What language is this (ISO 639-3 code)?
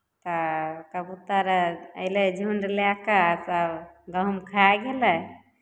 mai